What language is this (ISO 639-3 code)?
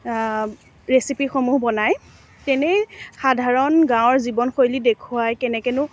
asm